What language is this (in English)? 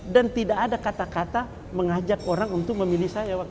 Indonesian